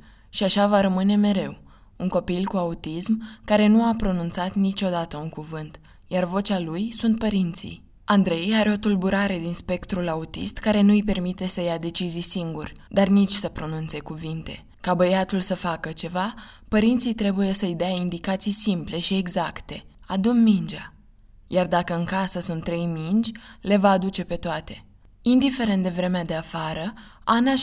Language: Romanian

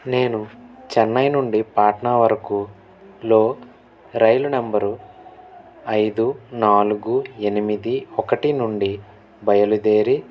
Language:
Telugu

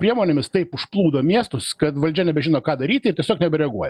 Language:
Lithuanian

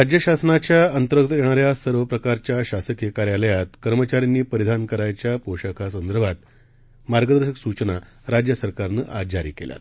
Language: Marathi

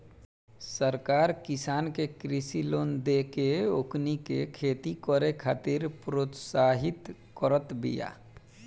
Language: Bhojpuri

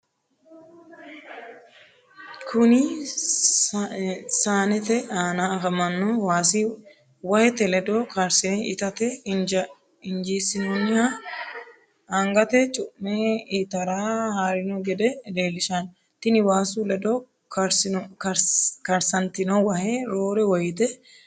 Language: Sidamo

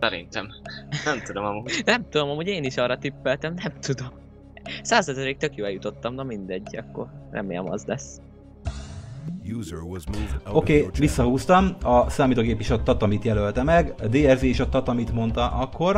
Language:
Hungarian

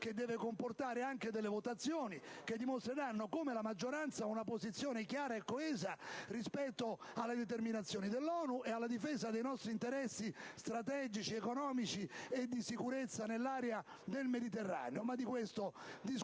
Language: Italian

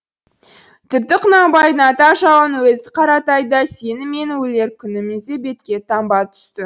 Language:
Kazakh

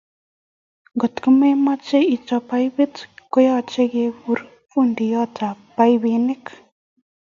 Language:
Kalenjin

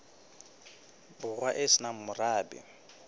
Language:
Southern Sotho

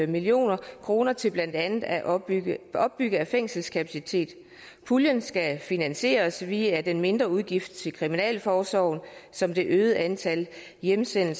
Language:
Danish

